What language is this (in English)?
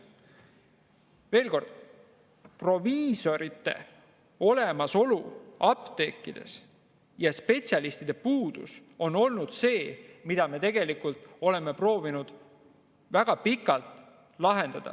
Estonian